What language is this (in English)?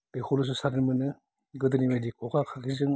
Bodo